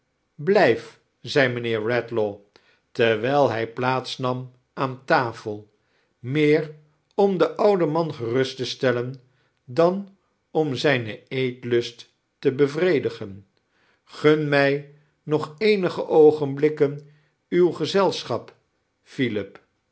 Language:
Dutch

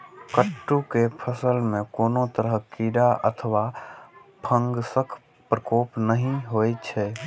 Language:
Maithili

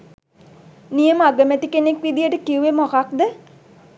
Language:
Sinhala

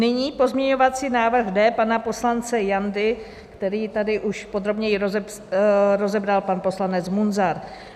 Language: Czech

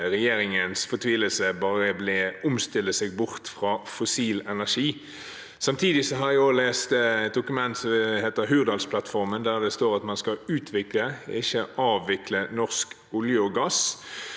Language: Norwegian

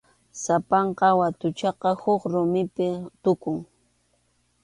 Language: Arequipa-La Unión Quechua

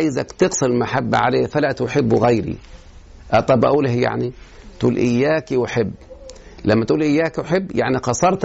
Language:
Arabic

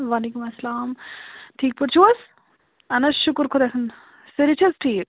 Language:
Kashmiri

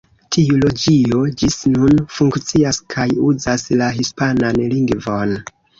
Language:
Esperanto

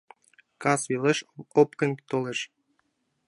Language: Mari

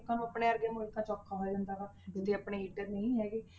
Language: Punjabi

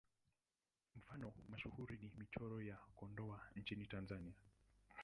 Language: Swahili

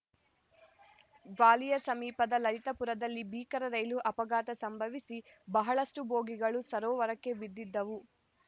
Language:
Kannada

